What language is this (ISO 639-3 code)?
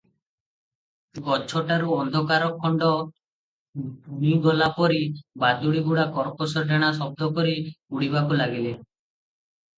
ori